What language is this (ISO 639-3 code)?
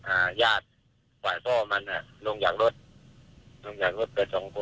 tha